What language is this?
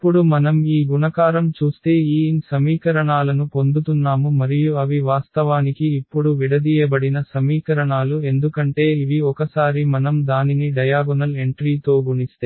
Telugu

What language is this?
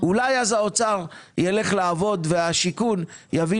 Hebrew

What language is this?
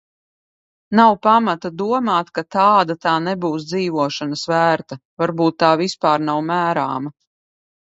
Latvian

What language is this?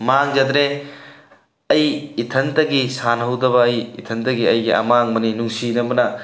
Manipuri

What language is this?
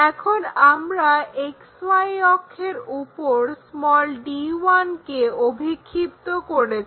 Bangla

